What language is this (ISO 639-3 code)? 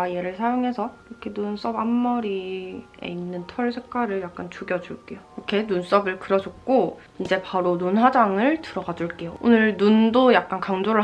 kor